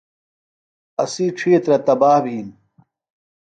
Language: Phalura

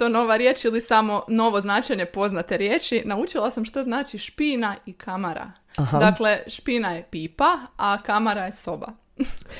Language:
Croatian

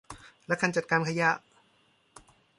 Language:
Thai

